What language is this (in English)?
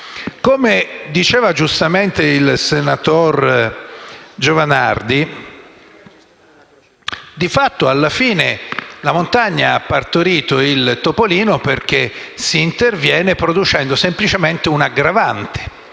Italian